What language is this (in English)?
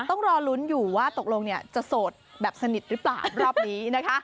Thai